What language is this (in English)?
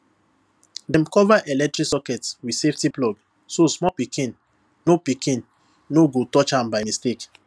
Nigerian Pidgin